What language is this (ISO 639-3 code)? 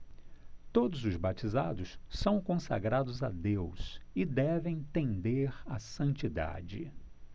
por